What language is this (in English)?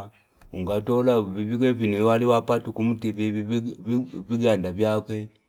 Fipa